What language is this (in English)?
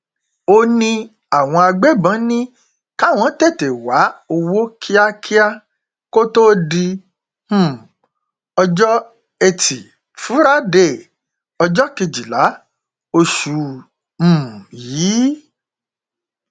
Yoruba